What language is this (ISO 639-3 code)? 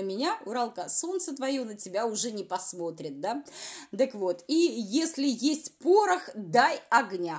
rus